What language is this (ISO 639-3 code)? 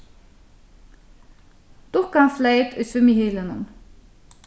fao